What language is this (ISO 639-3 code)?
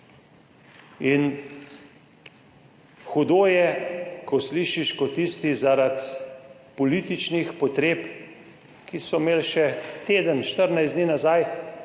slv